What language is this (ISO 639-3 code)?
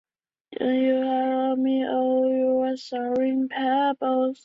zho